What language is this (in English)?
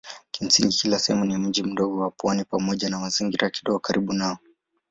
Swahili